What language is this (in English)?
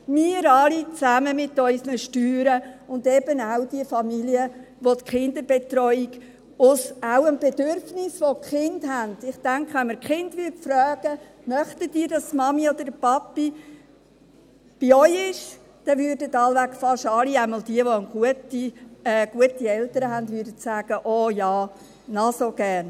Swiss German